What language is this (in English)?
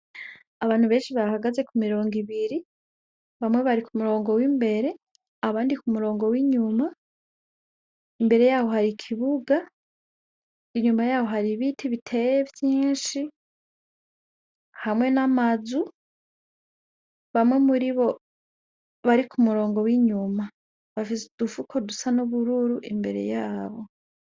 Rundi